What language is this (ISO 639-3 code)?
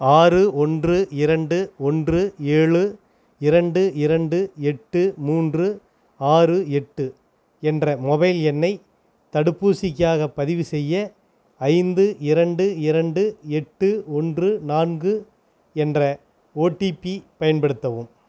tam